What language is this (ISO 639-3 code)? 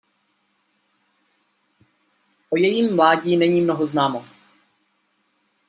ces